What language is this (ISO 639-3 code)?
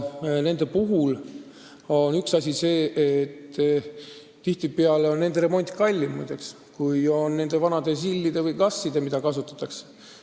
est